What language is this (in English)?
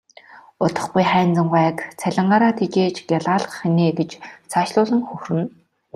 Mongolian